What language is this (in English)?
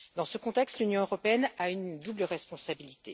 French